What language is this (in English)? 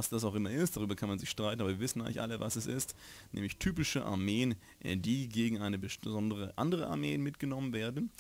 German